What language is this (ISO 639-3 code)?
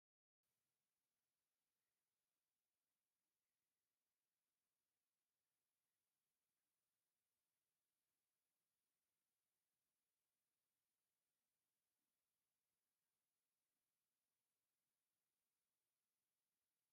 tir